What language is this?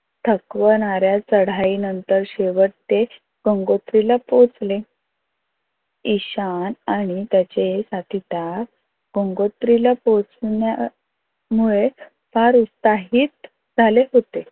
Marathi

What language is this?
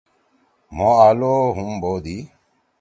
Torwali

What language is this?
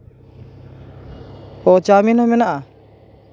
Santali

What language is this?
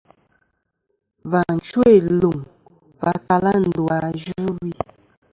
Kom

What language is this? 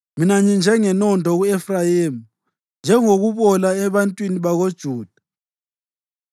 North Ndebele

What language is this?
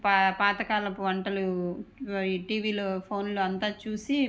Telugu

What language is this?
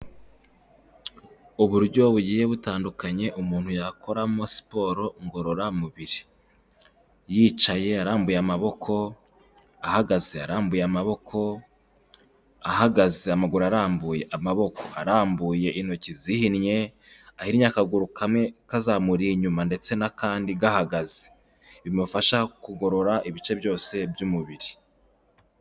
Kinyarwanda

